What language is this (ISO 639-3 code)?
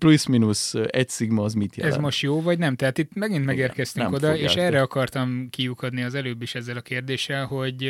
hun